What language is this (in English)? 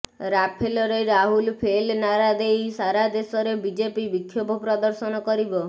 Odia